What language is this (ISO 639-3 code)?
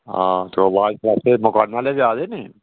doi